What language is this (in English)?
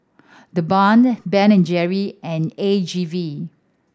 English